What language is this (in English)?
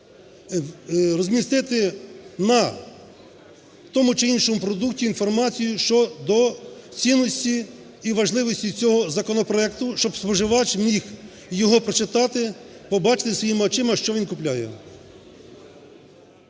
Ukrainian